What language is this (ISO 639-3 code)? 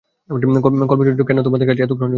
ben